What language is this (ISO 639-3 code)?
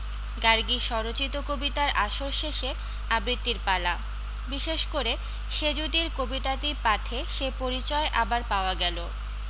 ben